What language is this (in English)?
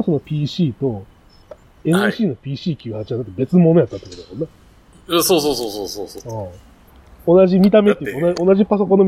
Japanese